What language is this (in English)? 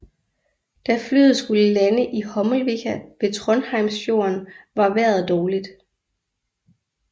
Danish